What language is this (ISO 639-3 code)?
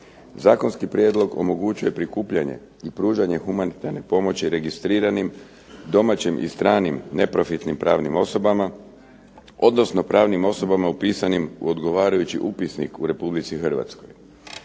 hrv